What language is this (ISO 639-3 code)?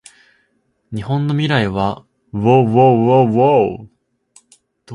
jpn